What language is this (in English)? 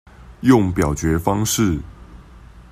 Chinese